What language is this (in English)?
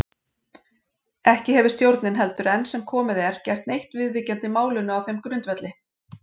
Icelandic